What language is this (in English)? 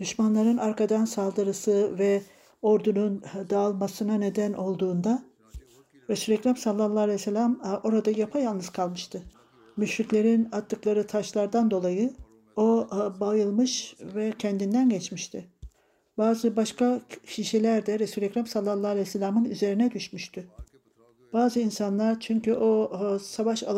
Turkish